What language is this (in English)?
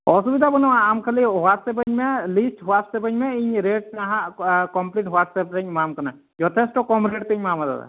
Santali